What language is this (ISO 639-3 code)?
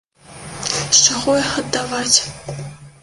bel